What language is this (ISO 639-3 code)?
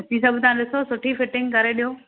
snd